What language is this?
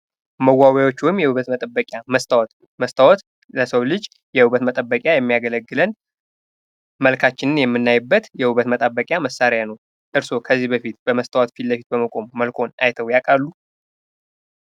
Amharic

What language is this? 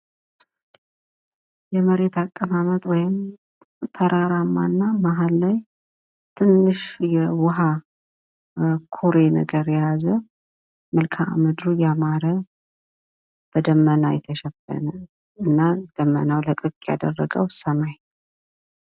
Amharic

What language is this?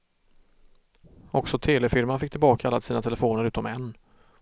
Swedish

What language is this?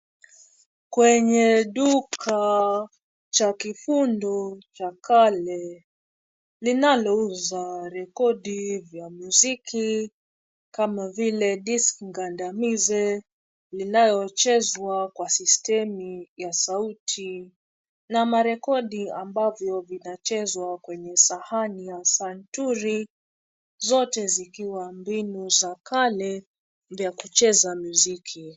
Swahili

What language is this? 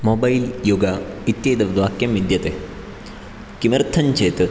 Sanskrit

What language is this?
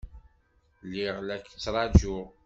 Kabyle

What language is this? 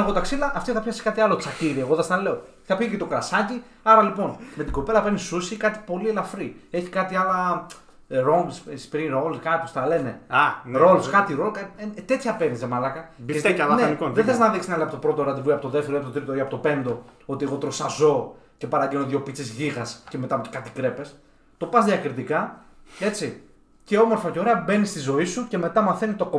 Greek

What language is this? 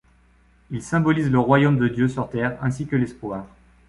French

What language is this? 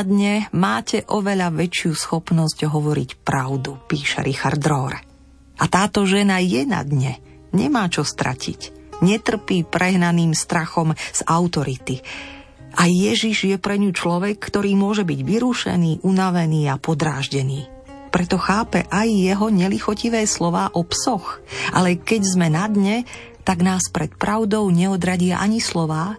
Slovak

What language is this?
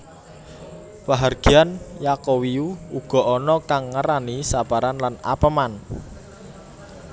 Javanese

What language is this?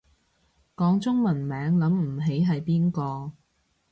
Cantonese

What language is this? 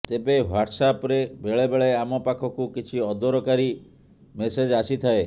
Odia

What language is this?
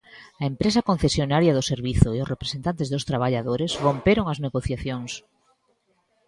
Galician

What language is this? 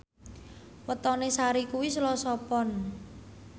Javanese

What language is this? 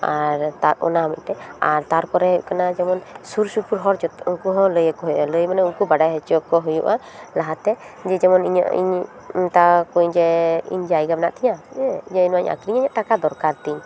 Santali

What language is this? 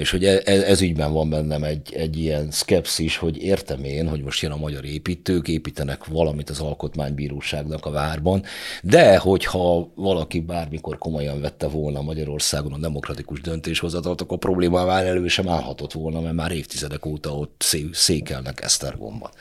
Hungarian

